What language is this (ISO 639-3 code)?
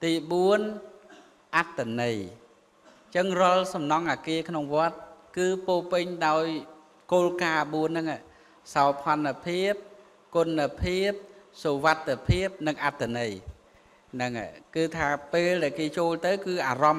vie